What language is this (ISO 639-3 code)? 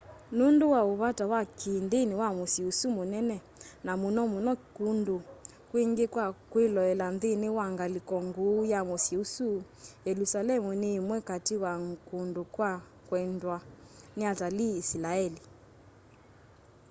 kam